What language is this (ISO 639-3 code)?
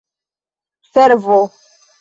epo